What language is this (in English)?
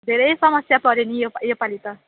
Nepali